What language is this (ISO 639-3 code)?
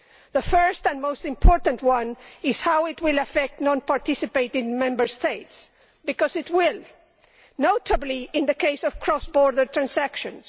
eng